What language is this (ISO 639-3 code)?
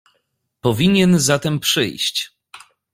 pol